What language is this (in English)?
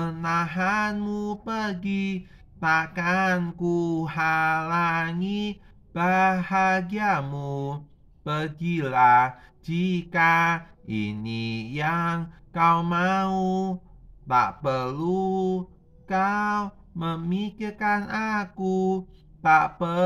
Indonesian